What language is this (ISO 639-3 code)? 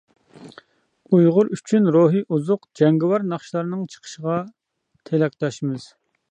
uig